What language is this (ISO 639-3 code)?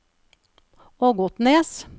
nor